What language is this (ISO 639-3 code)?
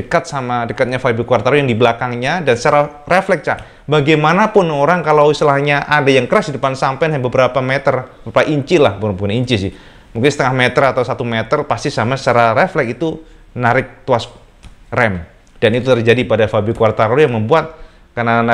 ind